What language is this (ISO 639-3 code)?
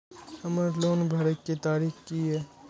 mai